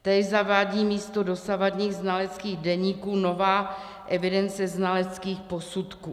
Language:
Czech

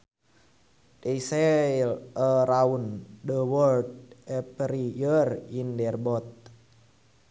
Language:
Sundanese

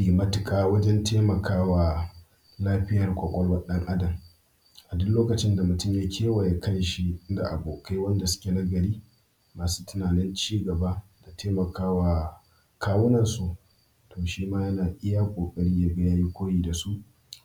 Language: Hausa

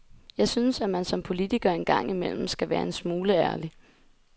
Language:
Danish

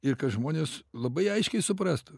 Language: Lithuanian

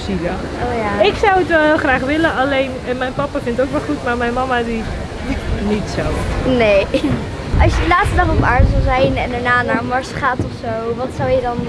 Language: Dutch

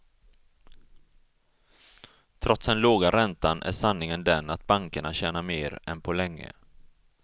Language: Swedish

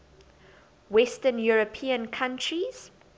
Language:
English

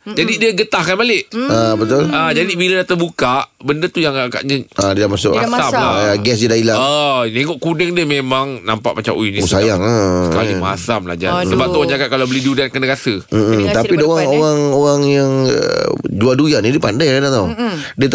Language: Malay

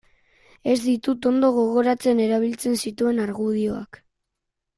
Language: Basque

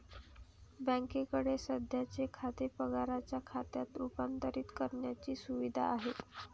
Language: Marathi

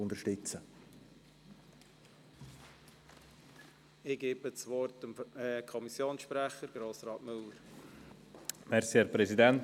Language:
Swiss German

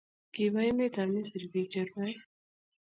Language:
Kalenjin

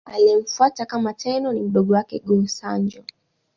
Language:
Swahili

